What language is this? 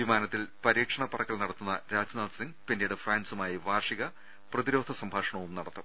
Malayalam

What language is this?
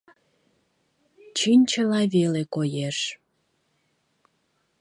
Mari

